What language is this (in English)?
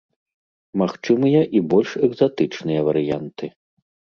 Belarusian